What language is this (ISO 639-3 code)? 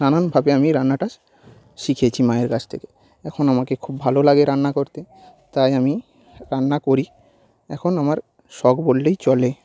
ben